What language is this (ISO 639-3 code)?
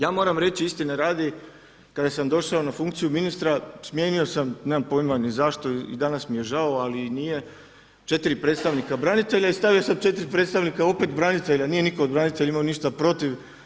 hrv